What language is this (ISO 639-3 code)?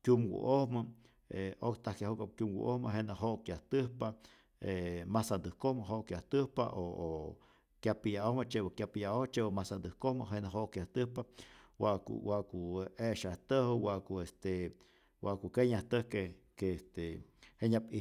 zor